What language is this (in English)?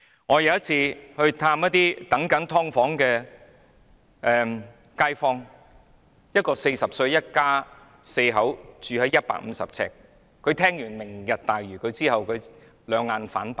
Cantonese